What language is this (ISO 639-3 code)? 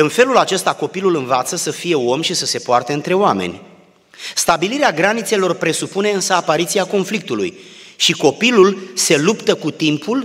ron